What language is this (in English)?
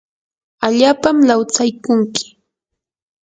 Yanahuanca Pasco Quechua